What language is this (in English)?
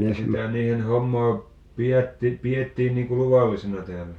Finnish